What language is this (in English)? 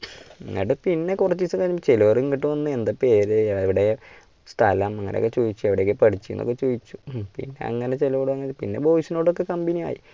Malayalam